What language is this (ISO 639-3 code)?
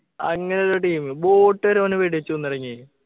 mal